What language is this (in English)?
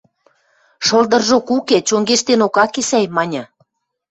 Western Mari